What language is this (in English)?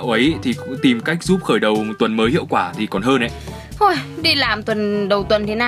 Vietnamese